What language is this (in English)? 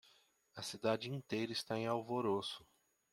Portuguese